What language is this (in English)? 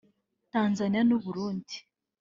Kinyarwanda